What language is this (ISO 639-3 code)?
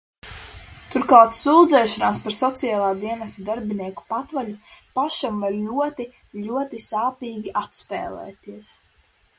lav